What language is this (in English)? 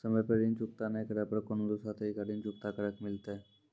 Maithili